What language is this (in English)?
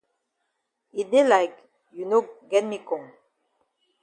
Cameroon Pidgin